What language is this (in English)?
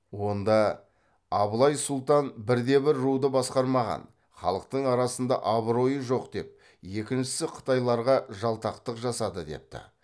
Kazakh